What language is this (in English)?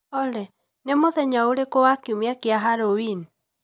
Kikuyu